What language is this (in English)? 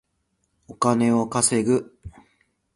Japanese